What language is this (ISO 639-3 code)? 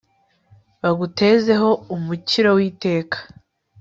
kin